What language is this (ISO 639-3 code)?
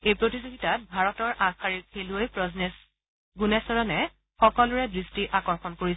asm